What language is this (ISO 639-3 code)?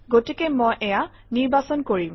asm